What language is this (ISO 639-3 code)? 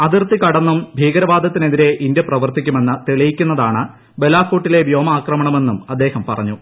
mal